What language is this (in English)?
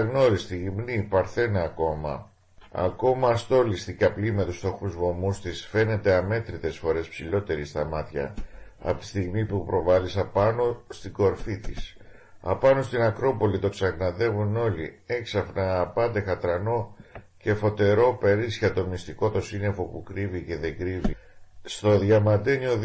Greek